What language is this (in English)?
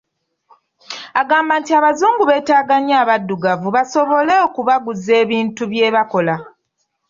Ganda